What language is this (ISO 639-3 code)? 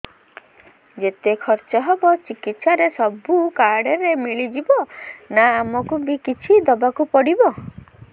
ori